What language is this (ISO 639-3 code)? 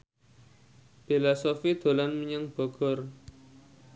jav